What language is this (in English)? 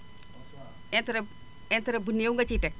Wolof